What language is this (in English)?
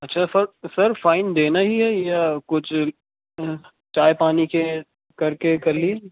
Urdu